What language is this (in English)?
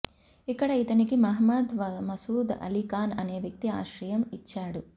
Telugu